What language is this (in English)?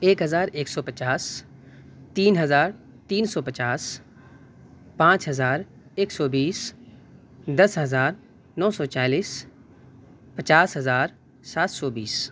Urdu